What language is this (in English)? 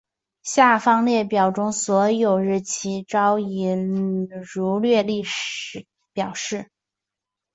Chinese